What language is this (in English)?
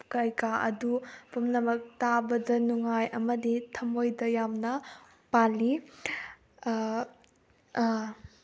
Manipuri